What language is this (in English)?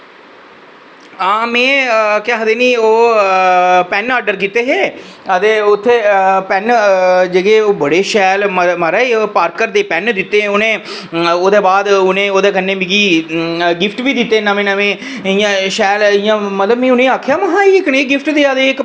Dogri